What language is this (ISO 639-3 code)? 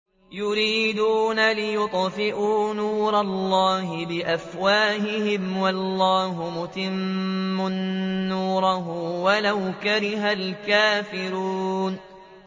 ara